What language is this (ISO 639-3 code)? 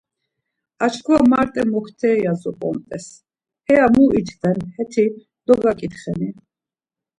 lzz